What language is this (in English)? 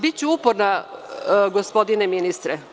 Serbian